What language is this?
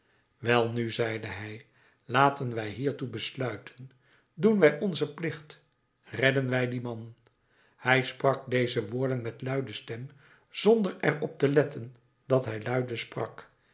Dutch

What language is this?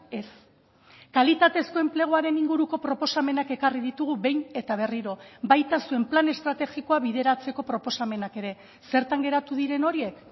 Basque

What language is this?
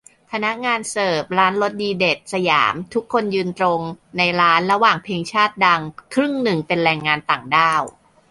Thai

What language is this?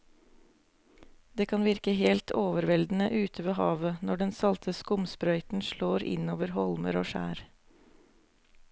Norwegian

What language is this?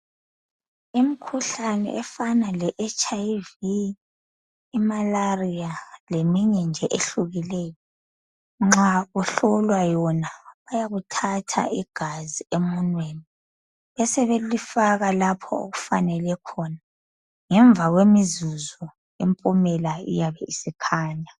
North Ndebele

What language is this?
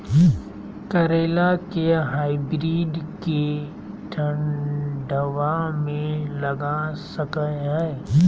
Magahi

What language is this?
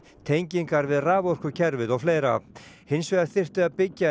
Icelandic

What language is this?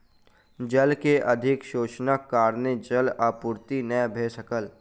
Maithili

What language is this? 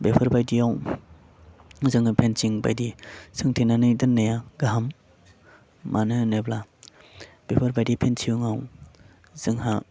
Bodo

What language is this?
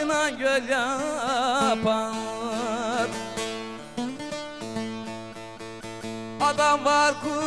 Turkish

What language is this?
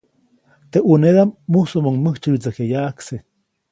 Copainalá Zoque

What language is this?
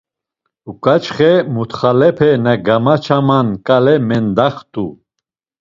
Laz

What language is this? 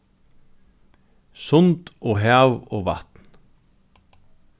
Faroese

